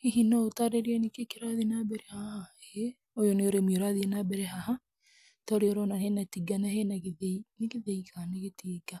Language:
Kikuyu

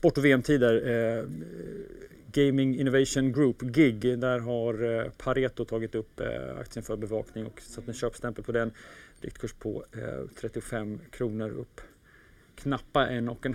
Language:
Swedish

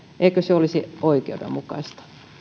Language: Finnish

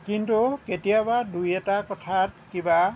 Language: Assamese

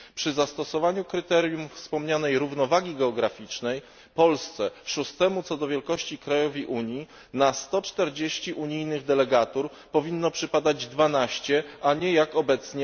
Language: Polish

